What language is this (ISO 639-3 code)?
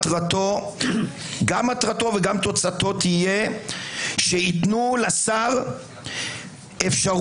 heb